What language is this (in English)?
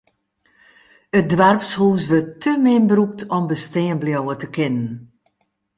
Western Frisian